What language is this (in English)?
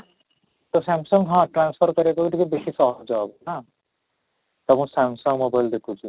Odia